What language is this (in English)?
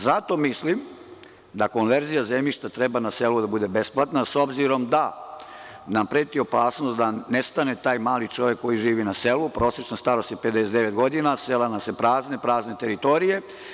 Serbian